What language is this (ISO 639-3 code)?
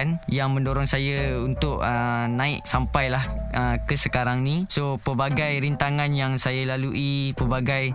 msa